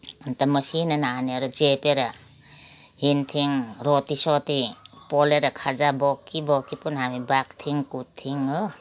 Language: Nepali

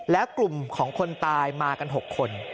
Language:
Thai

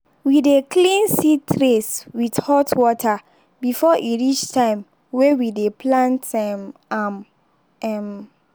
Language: Nigerian Pidgin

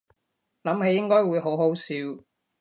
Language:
Cantonese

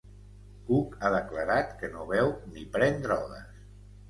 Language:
Catalan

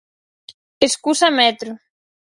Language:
Galician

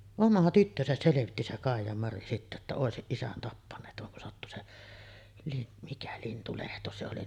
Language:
Finnish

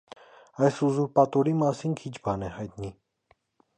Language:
Armenian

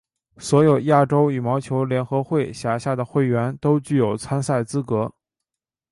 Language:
Chinese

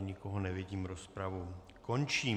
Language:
Czech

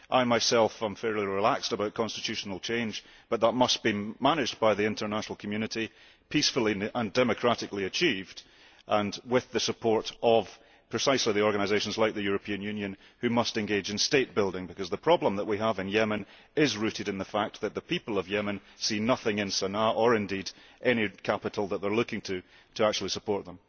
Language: English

